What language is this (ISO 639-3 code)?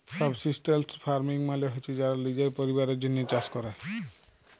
ben